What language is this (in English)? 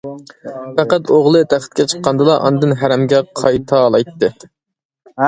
Uyghur